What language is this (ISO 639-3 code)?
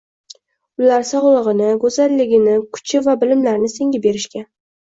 uzb